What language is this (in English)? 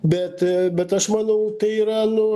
Lithuanian